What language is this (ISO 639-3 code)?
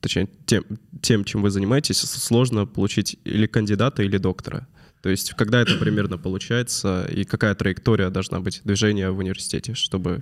rus